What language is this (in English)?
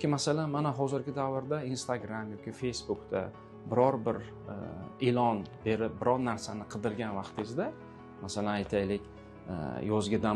Turkish